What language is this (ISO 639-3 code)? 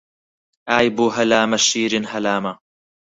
ckb